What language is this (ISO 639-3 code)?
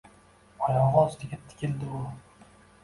uzb